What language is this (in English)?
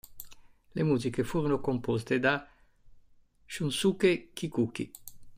Italian